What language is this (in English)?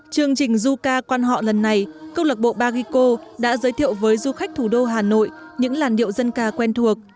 Vietnamese